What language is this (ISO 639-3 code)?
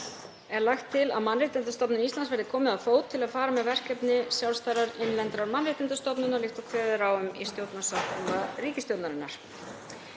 isl